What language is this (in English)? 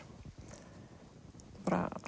Icelandic